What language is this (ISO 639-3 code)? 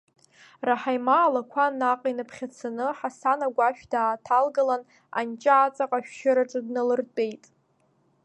abk